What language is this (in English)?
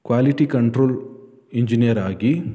Kannada